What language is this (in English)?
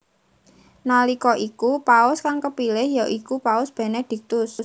Javanese